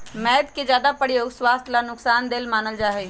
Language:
Magahi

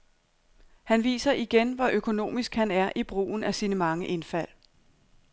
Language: Danish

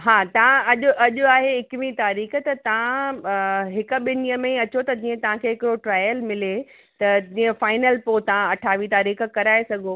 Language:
Sindhi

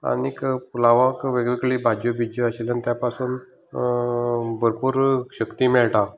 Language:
Konkani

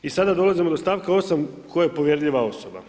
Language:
Croatian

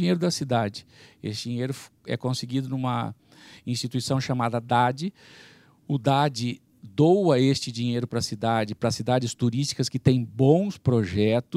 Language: Portuguese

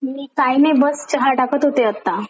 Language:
Marathi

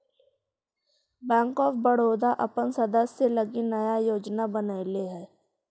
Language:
Magahi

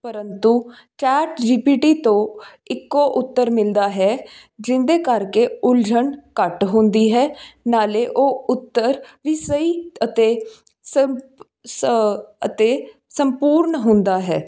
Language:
Punjabi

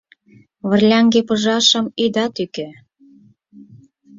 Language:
Mari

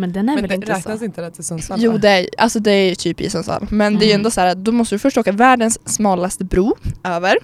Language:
Swedish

